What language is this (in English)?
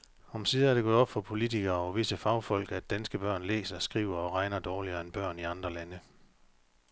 Danish